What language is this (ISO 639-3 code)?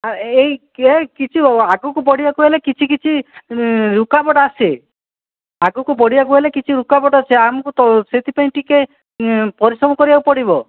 ori